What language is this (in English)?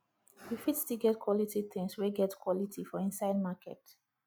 Nigerian Pidgin